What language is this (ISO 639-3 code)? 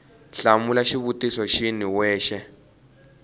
tso